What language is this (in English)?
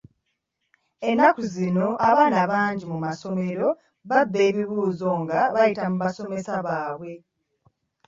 Ganda